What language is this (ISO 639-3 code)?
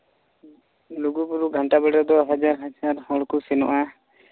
sat